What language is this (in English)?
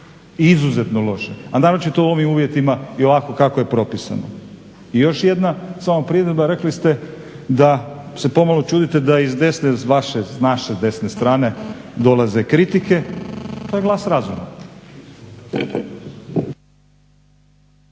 Croatian